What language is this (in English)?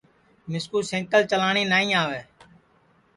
Sansi